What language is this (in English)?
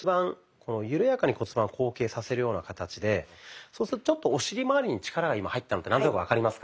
Japanese